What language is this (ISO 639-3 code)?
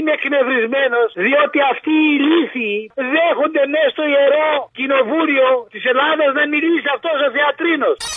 ell